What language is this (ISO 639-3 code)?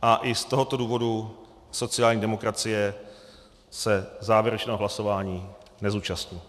ces